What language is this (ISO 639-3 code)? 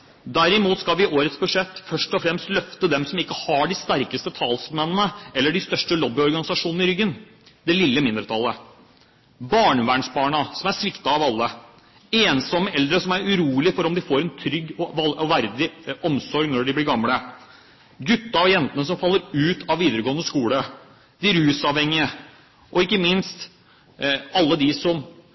nob